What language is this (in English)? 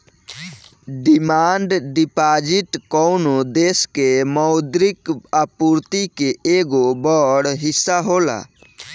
Bhojpuri